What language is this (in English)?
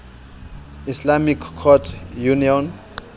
Southern Sotho